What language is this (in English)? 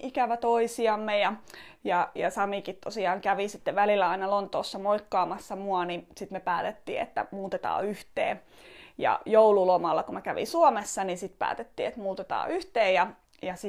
Finnish